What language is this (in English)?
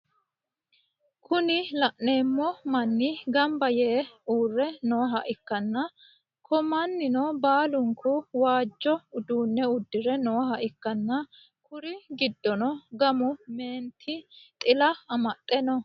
Sidamo